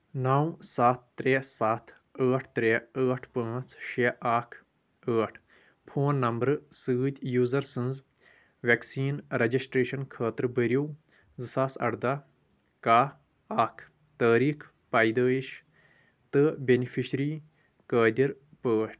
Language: Kashmiri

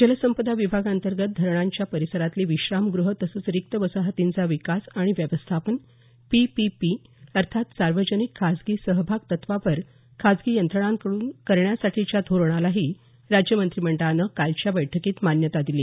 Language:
Marathi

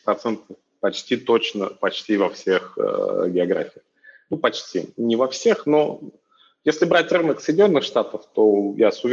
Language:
Russian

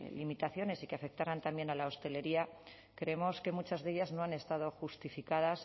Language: Spanish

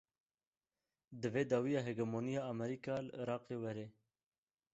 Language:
Kurdish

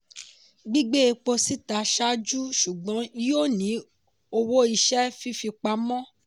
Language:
Yoruba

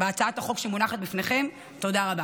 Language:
Hebrew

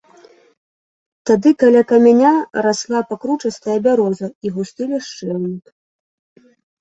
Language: Belarusian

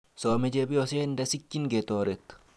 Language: Kalenjin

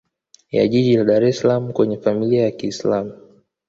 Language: Swahili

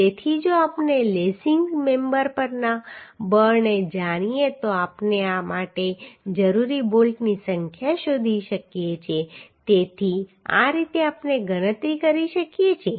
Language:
Gujarati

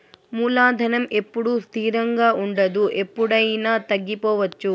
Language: Telugu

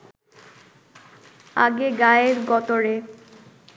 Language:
Bangla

